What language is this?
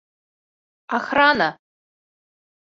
Bashkir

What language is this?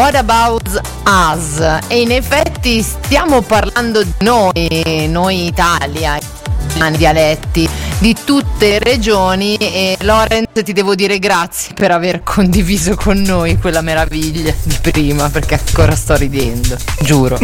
Italian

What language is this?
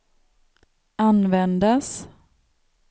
Swedish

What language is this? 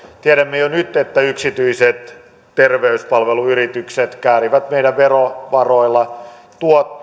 Finnish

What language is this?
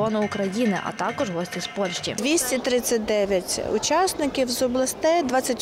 Ukrainian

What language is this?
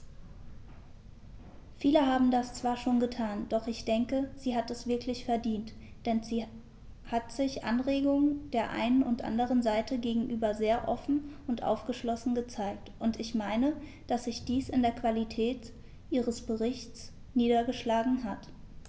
German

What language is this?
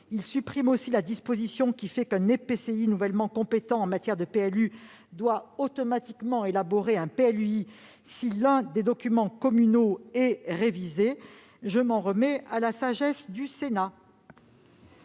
French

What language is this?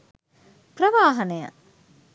Sinhala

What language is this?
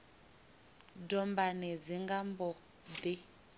Venda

